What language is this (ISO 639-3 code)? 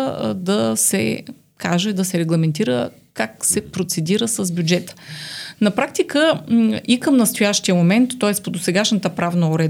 bul